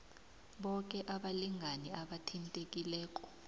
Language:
South Ndebele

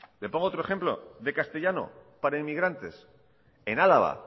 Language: Spanish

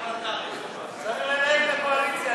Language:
Hebrew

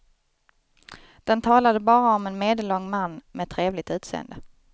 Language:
Swedish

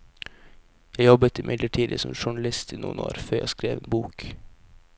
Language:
Norwegian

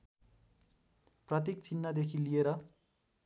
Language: Nepali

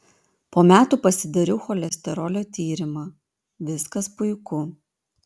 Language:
Lithuanian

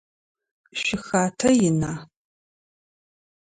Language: Adyghe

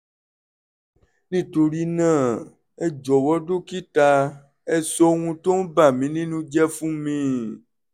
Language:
Yoruba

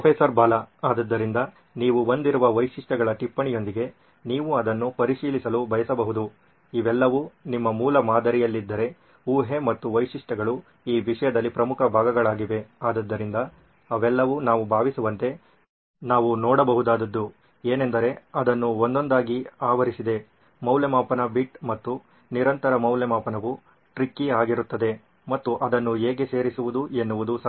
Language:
Kannada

